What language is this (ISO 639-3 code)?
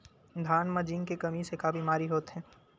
hne